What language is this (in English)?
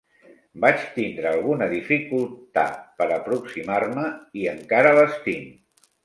Catalan